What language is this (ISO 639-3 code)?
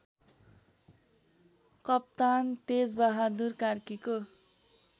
nep